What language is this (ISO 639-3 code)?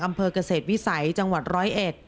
tha